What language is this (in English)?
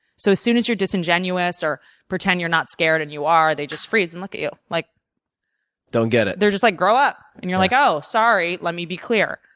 English